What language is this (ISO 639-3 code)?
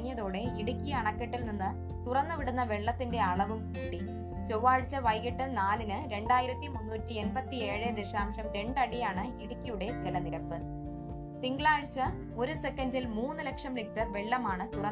mal